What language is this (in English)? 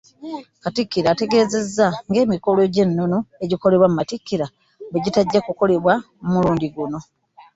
Ganda